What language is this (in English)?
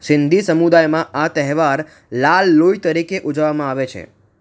Gujarati